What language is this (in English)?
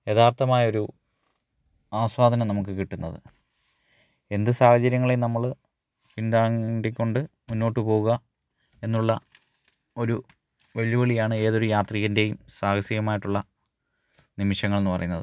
Malayalam